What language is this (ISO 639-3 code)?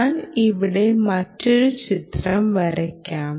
mal